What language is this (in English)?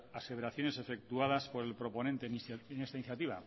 Spanish